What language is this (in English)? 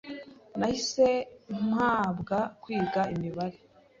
Kinyarwanda